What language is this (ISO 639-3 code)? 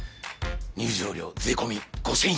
jpn